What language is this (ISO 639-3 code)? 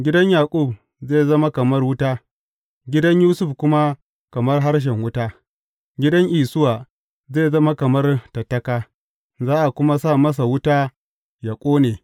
hau